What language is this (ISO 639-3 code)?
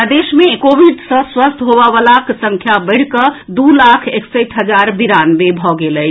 mai